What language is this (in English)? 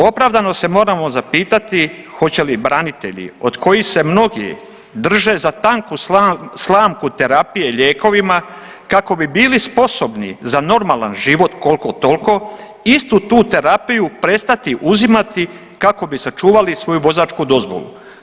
Croatian